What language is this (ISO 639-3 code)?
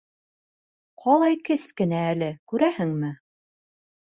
bak